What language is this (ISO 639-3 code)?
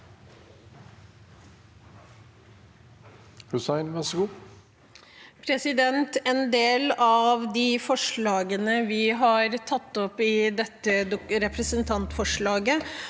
nor